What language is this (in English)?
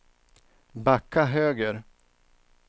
Swedish